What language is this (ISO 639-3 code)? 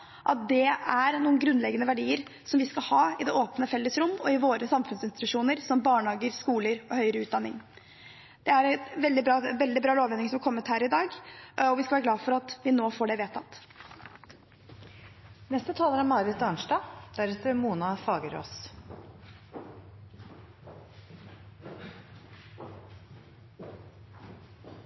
nob